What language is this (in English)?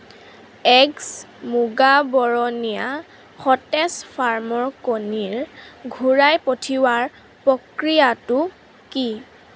Assamese